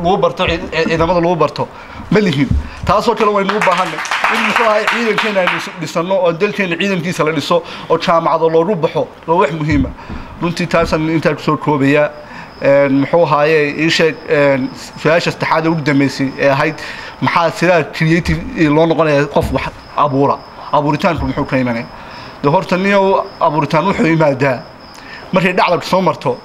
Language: Arabic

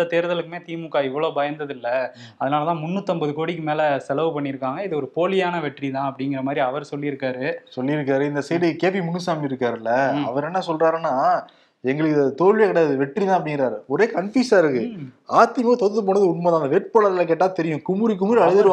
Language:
Tamil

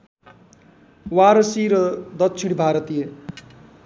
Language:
Nepali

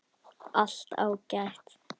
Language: Icelandic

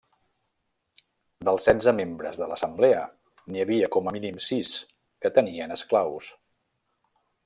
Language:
Catalan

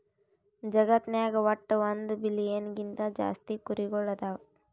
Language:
Kannada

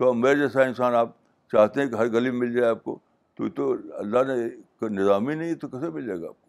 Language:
Urdu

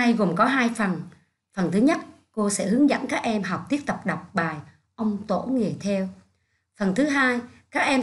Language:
Vietnamese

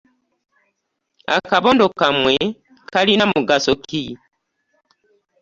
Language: Ganda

